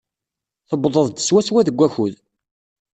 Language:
Kabyle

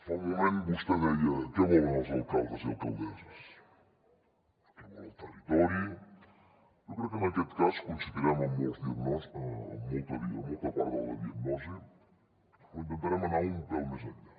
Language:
Catalan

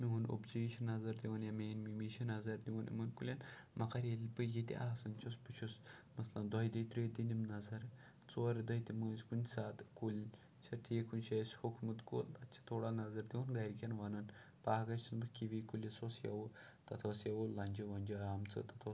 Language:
Kashmiri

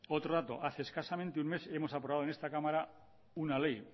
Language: Spanish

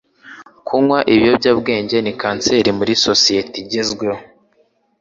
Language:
Kinyarwanda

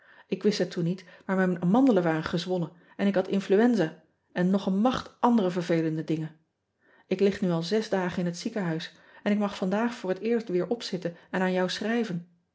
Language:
Dutch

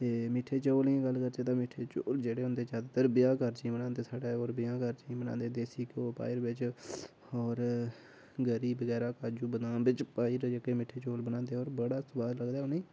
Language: Dogri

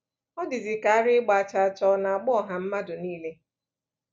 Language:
Igbo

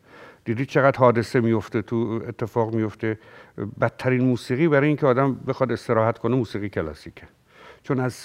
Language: Persian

